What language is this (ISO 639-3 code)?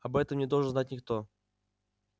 rus